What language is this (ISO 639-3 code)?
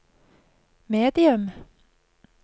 nor